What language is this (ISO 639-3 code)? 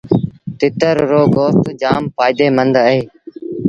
sbn